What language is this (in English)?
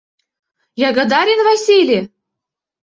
Mari